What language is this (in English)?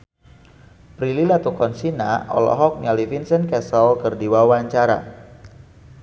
Sundanese